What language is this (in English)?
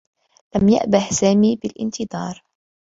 Arabic